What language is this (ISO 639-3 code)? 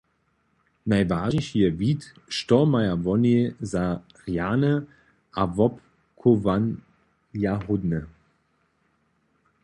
hsb